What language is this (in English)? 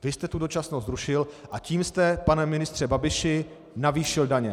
Czech